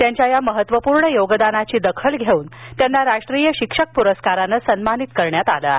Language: Marathi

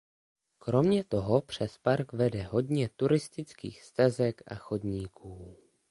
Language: Czech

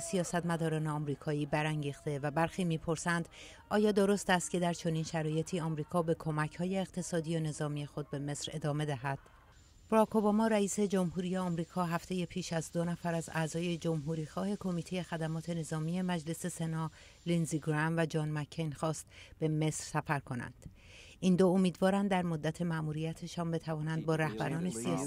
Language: Persian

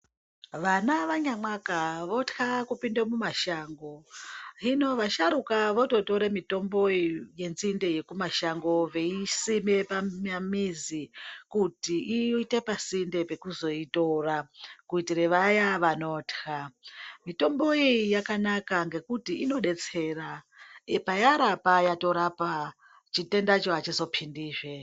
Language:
Ndau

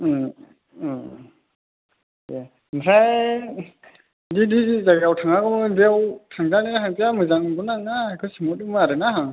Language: Bodo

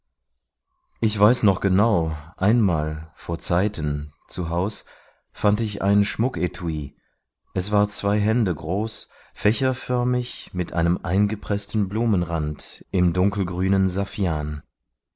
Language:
German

